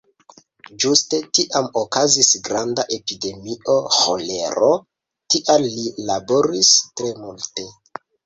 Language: Esperanto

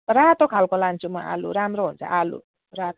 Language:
Nepali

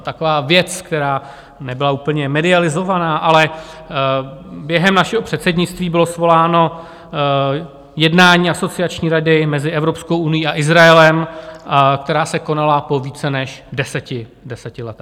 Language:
Czech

